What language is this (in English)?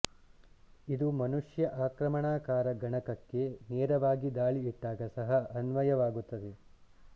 Kannada